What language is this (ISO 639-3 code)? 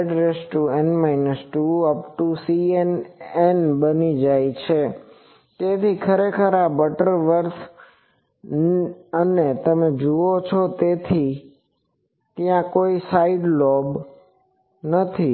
guj